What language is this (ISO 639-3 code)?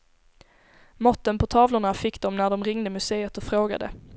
swe